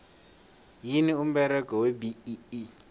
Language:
South Ndebele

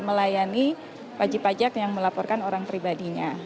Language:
Indonesian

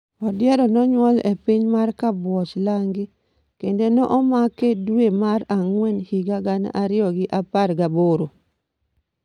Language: Luo (Kenya and Tanzania)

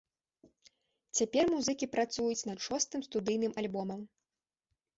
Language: Belarusian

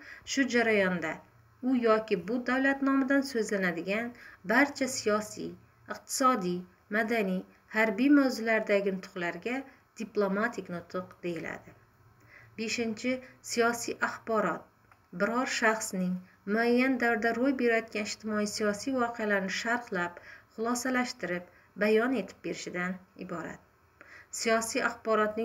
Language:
Turkish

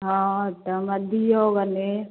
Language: Maithili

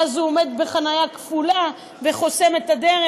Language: Hebrew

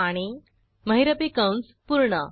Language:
Marathi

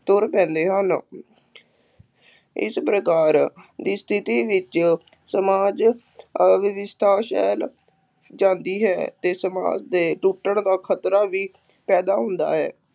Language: Punjabi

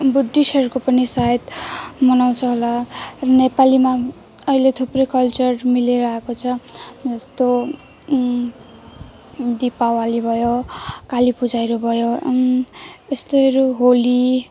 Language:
Nepali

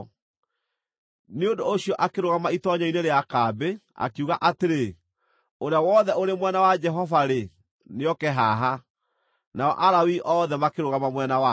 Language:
Kikuyu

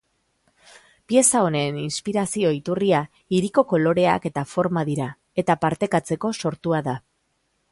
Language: Basque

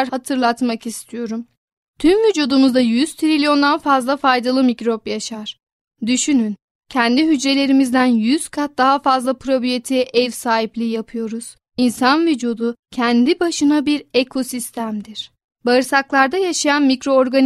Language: Turkish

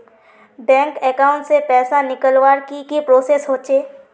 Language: Magahi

